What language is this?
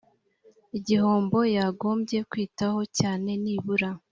Kinyarwanda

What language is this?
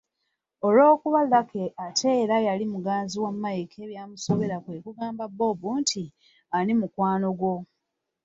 Ganda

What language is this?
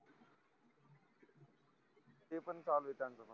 Marathi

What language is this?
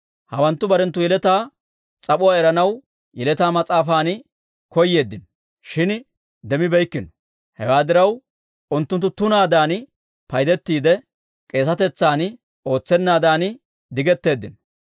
Dawro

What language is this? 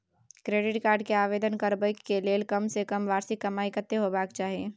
Maithili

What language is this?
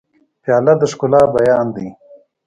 Pashto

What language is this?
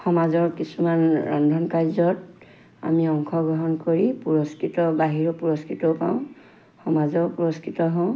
Assamese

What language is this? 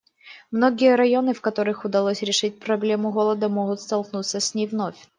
Russian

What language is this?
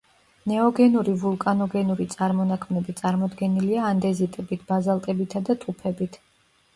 Georgian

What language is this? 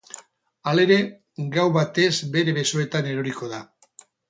Basque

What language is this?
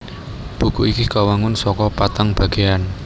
Javanese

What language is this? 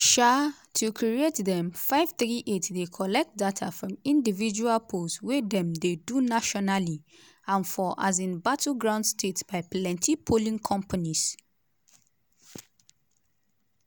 Nigerian Pidgin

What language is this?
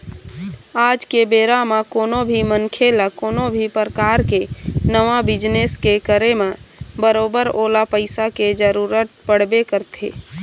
Chhattisgarhi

